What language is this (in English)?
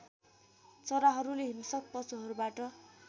Nepali